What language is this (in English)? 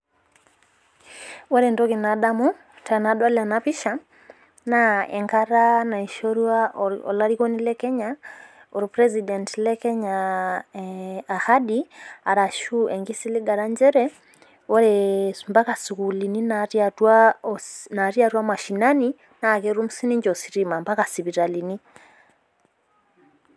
Masai